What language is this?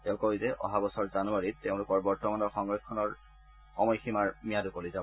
Assamese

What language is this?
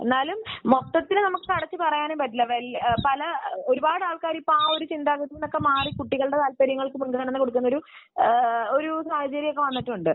Malayalam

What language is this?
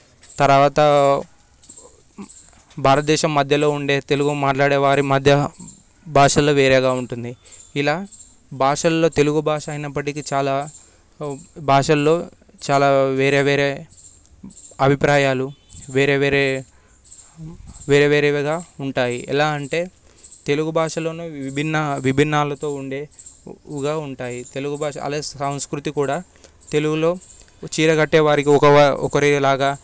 Telugu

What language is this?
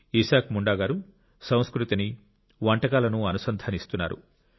Telugu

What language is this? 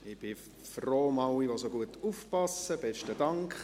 Swiss German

